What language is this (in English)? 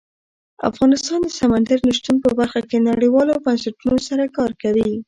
Pashto